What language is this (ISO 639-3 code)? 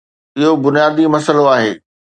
snd